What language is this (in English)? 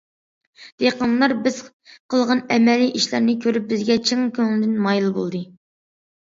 Uyghur